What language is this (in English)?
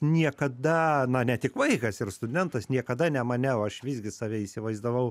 Lithuanian